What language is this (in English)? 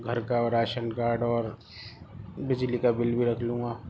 Urdu